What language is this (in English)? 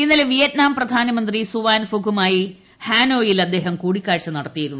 Malayalam